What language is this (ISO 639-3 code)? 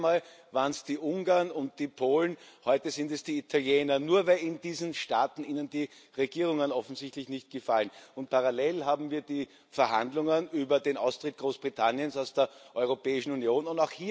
deu